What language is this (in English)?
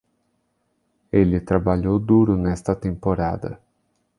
Portuguese